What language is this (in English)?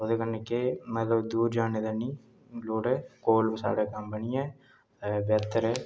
Dogri